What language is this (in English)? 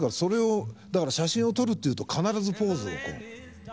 Japanese